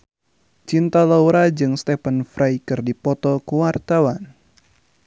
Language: Sundanese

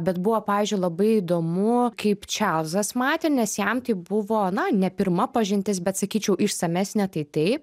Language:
Lithuanian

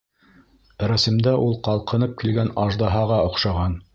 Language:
Bashkir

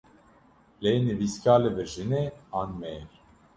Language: Kurdish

